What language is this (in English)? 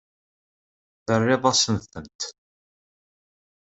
Kabyle